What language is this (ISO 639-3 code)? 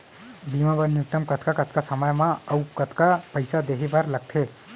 hne